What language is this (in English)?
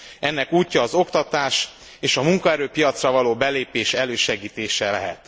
Hungarian